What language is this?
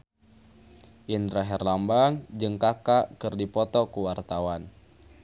Sundanese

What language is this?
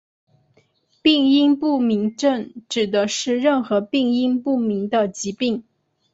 Chinese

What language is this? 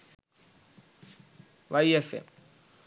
Sinhala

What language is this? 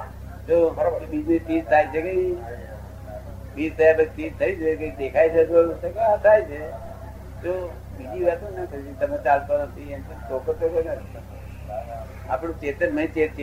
Gujarati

